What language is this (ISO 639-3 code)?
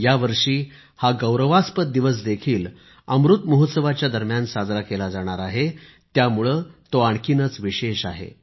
mar